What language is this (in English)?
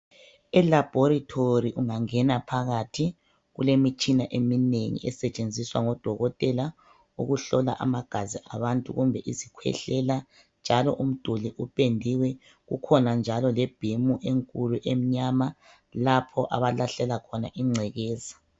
North Ndebele